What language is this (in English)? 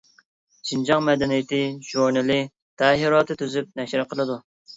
Uyghur